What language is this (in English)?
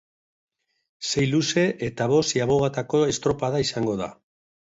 Basque